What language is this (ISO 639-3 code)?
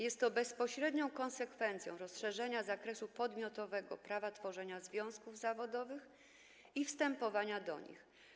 pol